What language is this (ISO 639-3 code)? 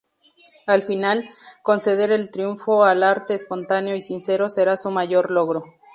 spa